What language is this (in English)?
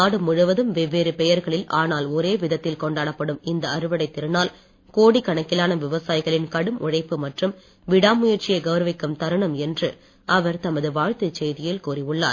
Tamil